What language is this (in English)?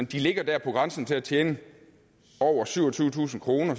Danish